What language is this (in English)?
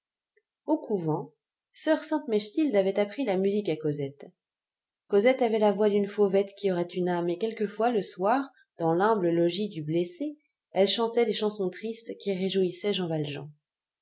French